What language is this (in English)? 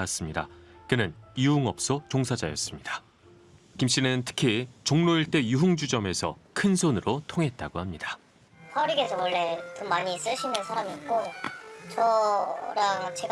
Korean